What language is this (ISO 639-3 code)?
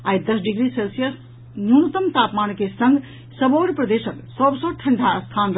mai